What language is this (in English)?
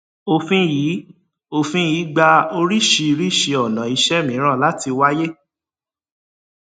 Yoruba